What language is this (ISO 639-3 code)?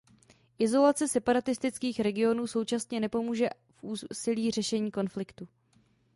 ces